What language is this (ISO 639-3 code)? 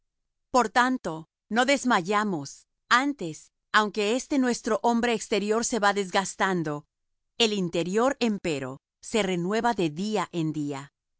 spa